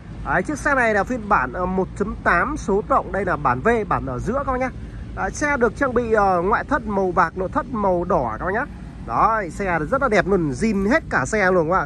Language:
Vietnamese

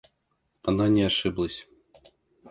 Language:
Russian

